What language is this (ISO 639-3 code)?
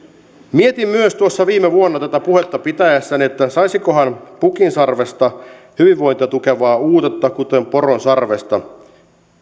fin